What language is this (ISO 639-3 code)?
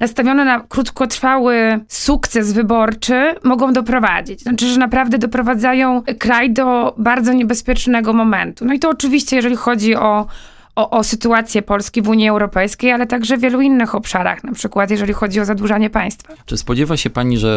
pol